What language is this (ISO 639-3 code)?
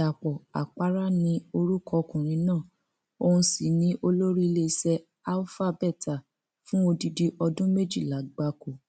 yor